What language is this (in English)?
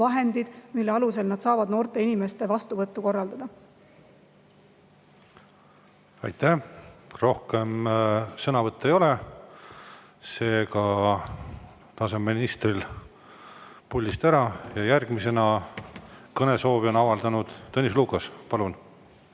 Estonian